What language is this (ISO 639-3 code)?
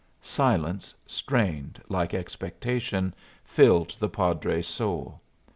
eng